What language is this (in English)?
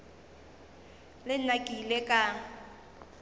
Northern Sotho